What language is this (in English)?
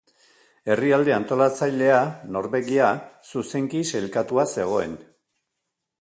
Basque